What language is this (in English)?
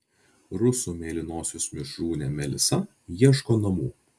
Lithuanian